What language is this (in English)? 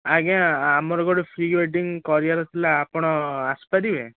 Odia